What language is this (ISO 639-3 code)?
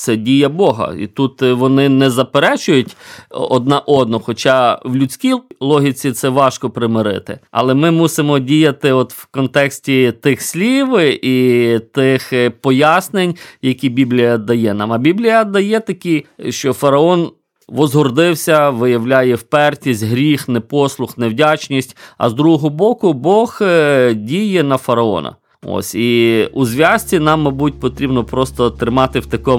ukr